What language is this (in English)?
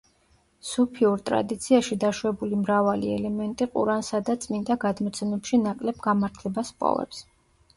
Georgian